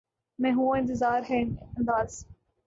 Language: Urdu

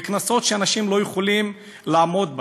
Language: Hebrew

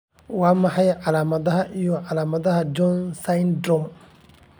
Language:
Somali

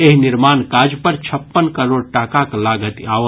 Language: Maithili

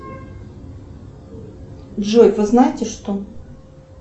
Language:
Russian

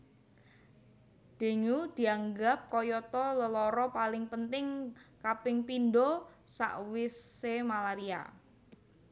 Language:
Javanese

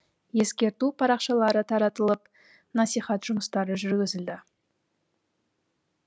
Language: Kazakh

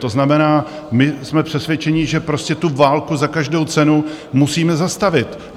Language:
Czech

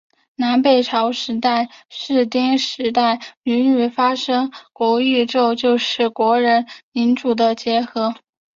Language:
Chinese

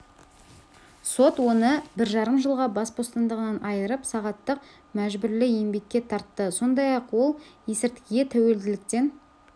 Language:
Kazakh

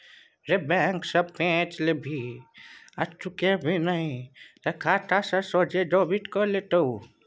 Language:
Maithili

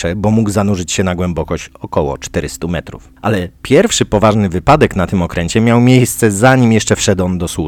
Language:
Polish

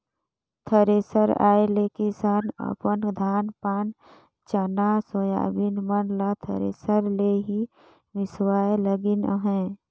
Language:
Chhattisgarhi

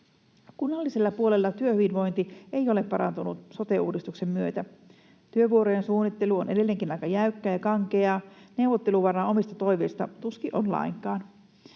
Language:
Finnish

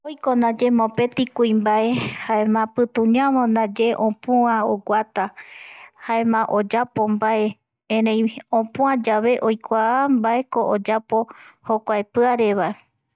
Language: Eastern Bolivian Guaraní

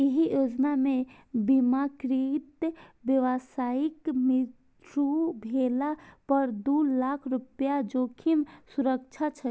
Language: Maithili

